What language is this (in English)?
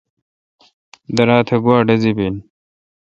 Kalkoti